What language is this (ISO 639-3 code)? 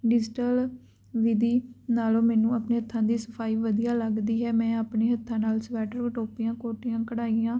pan